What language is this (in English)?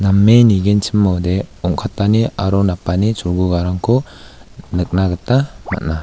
Garo